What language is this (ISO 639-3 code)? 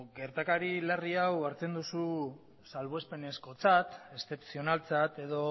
eus